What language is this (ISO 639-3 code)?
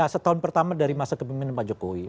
ind